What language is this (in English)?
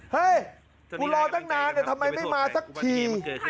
Thai